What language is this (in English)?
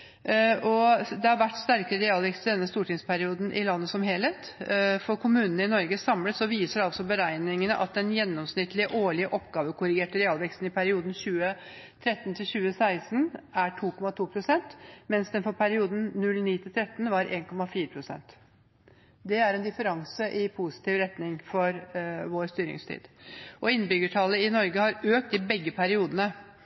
Norwegian Bokmål